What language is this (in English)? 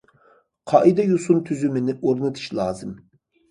Uyghur